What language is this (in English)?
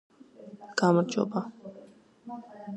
Georgian